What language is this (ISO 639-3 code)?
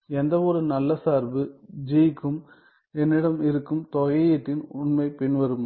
tam